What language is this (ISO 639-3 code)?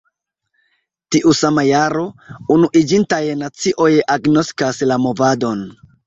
epo